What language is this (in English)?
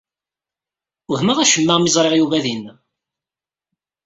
Kabyle